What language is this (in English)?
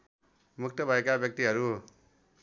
Nepali